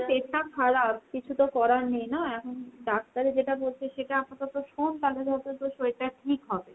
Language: Bangla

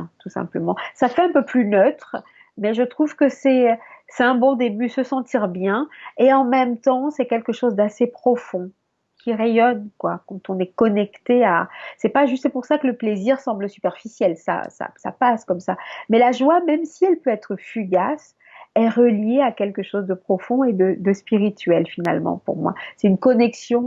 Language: French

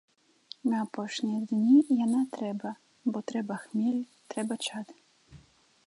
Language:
Belarusian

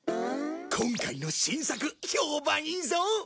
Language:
Japanese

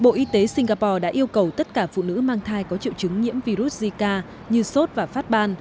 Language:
Vietnamese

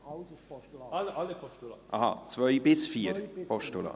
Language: Swiss German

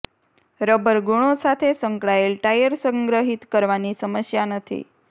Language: Gujarati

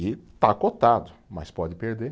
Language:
Portuguese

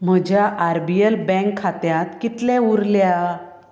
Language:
Konkani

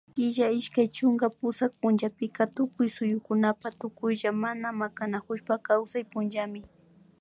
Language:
Imbabura Highland Quichua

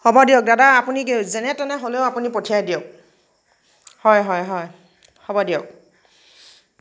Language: Assamese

